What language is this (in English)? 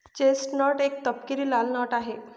Marathi